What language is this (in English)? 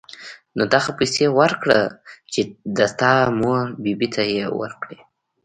Pashto